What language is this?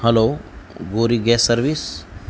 Gujarati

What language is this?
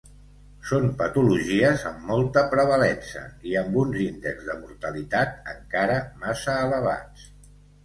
Catalan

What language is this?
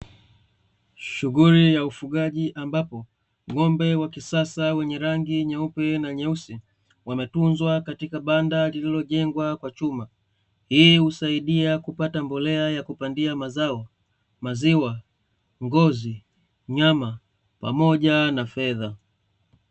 Swahili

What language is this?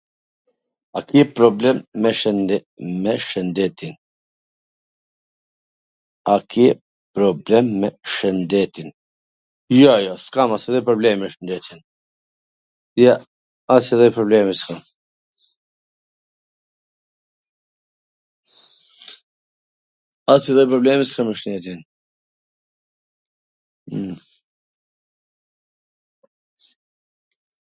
Gheg Albanian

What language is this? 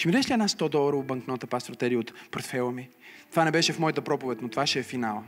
Bulgarian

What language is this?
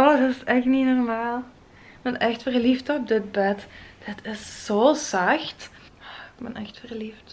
Dutch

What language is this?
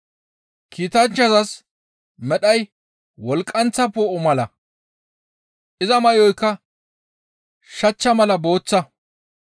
Gamo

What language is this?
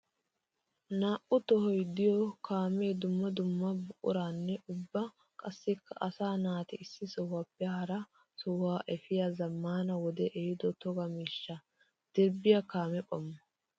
Wolaytta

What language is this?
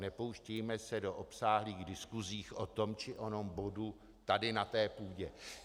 Czech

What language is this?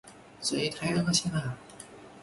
Chinese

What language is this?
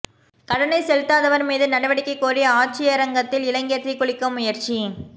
Tamil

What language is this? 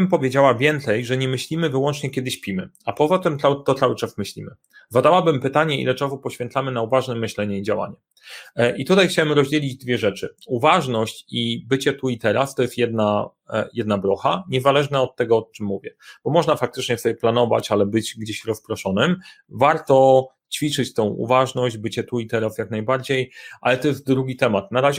Polish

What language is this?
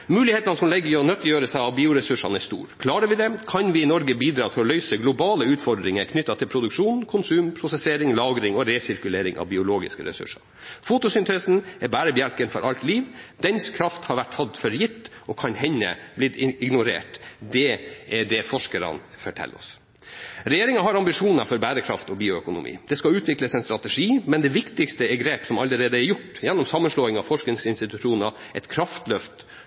Norwegian Bokmål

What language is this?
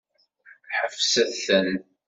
Kabyle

